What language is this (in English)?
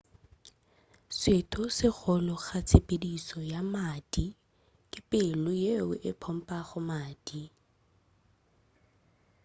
Northern Sotho